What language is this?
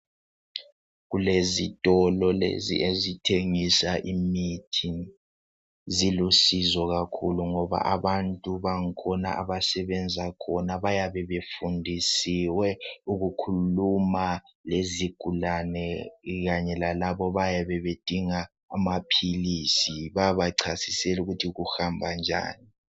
North Ndebele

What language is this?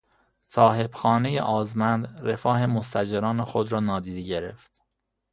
Persian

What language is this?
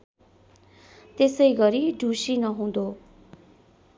Nepali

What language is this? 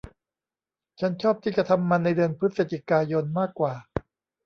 Thai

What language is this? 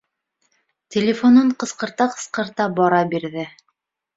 Bashkir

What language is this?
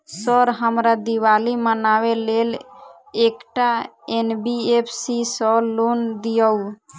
Maithili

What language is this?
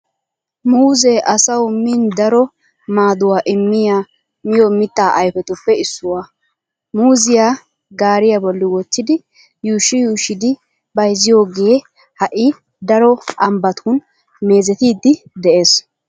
Wolaytta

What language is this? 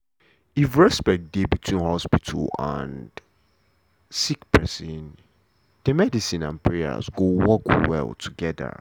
Nigerian Pidgin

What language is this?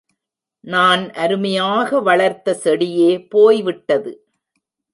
Tamil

